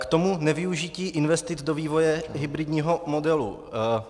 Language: Czech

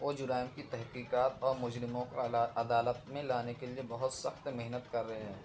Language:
Urdu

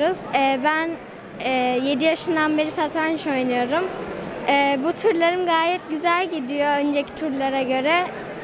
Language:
Turkish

